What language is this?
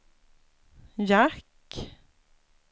Swedish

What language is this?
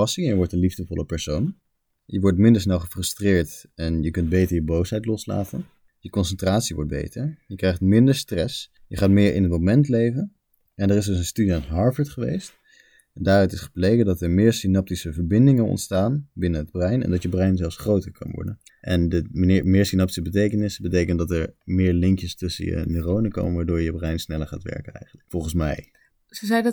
Dutch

